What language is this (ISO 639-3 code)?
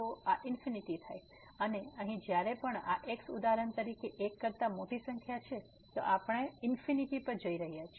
guj